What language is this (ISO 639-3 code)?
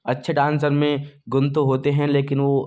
hin